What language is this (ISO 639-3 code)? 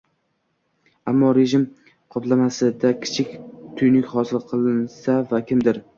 uzb